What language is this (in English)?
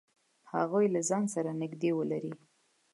Pashto